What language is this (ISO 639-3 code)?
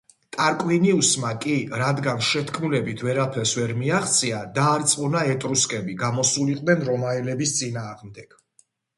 kat